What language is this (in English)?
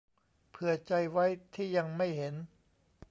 Thai